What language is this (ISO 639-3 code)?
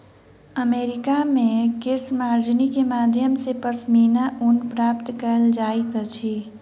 mai